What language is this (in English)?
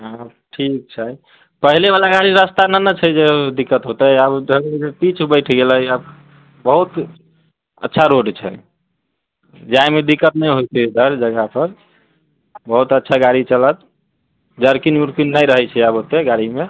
Maithili